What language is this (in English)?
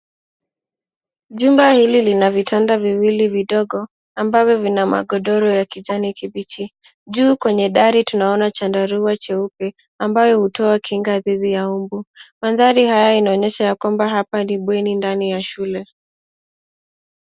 Swahili